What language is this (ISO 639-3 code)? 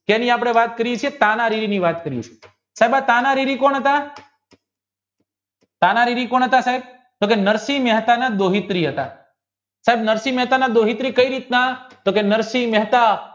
guj